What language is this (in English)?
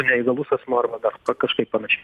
Lithuanian